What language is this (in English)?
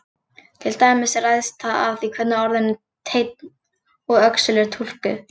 Icelandic